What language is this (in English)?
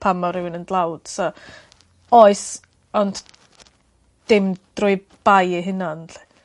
Welsh